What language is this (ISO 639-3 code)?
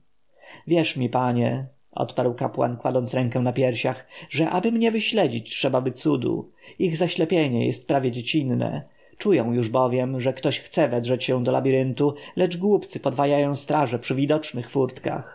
pol